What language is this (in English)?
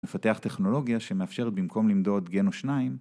Hebrew